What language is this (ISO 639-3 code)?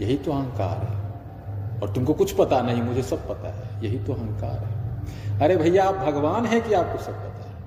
hin